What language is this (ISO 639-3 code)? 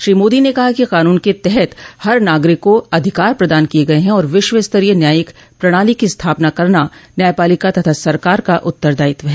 hin